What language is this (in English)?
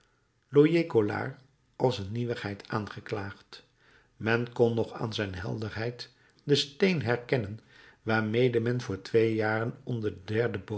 Dutch